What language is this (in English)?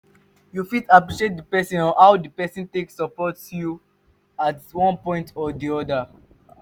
Nigerian Pidgin